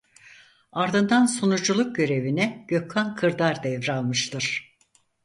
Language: Turkish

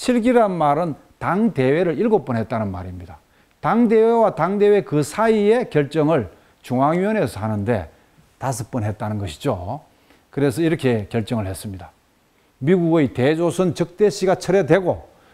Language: Korean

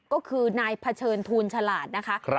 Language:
Thai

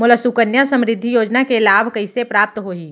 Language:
Chhattisgarhi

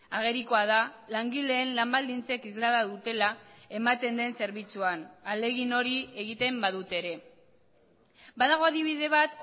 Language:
Basque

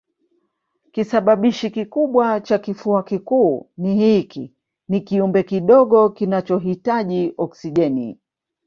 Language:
Swahili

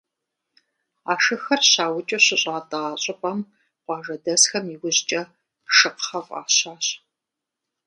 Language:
Kabardian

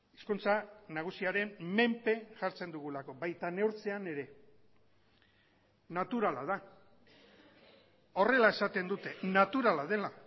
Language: Basque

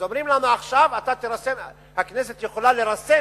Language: Hebrew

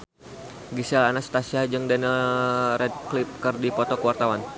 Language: Sundanese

